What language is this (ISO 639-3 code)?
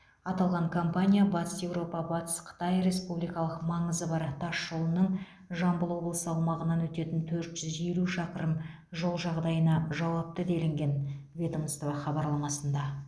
kaz